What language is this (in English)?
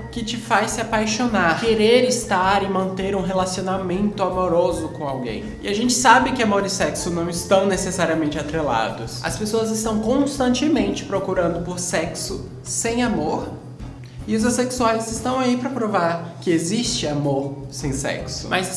Portuguese